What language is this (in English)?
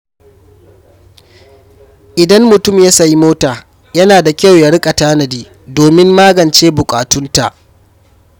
Hausa